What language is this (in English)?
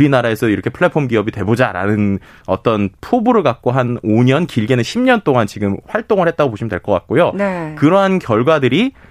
Korean